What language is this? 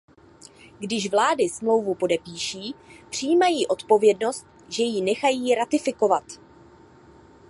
Czech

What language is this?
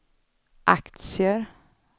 Swedish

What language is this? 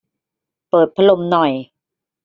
Thai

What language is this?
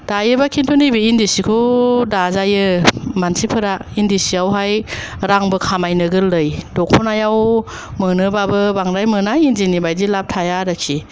Bodo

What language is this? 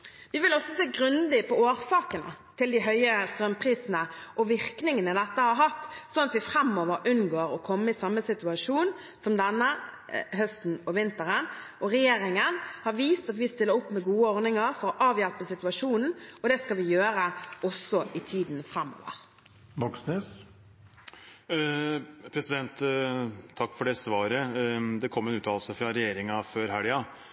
Norwegian Bokmål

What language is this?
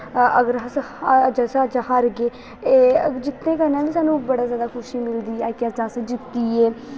Dogri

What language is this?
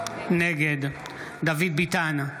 Hebrew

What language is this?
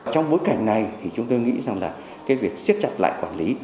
Vietnamese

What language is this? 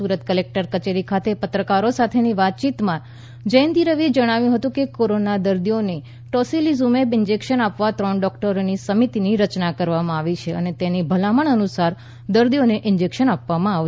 Gujarati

